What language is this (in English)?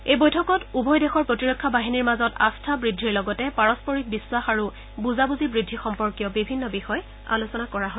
Assamese